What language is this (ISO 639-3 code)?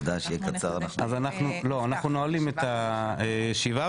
heb